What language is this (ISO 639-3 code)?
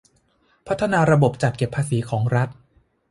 tha